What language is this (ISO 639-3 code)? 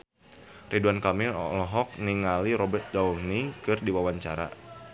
sun